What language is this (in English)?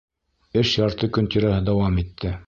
Bashkir